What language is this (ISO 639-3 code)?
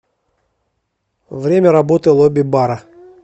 rus